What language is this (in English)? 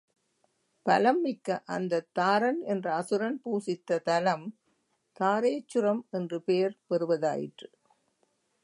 Tamil